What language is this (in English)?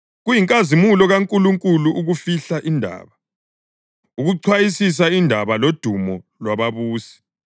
North Ndebele